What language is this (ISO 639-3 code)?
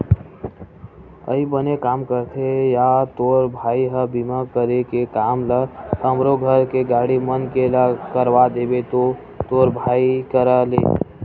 hne